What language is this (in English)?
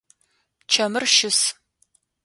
Adyghe